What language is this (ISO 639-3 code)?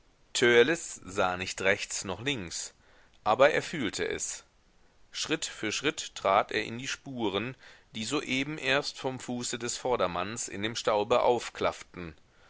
deu